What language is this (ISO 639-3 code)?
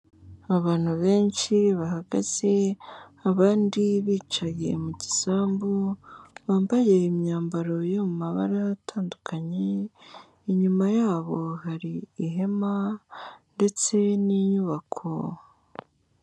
kin